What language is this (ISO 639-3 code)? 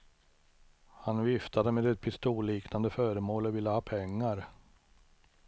swe